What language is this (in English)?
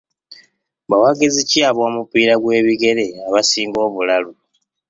Ganda